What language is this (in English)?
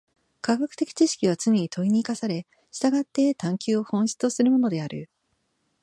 Japanese